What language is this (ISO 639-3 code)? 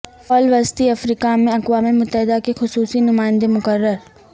urd